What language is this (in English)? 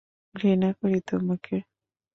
Bangla